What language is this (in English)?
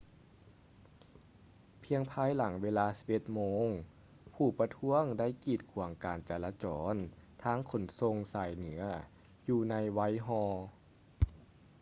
Lao